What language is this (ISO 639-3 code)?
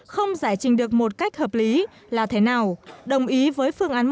vie